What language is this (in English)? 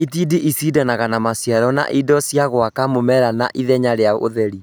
Kikuyu